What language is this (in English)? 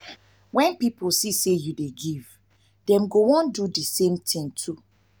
Nigerian Pidgin